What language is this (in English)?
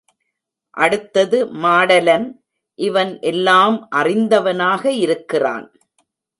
Tamil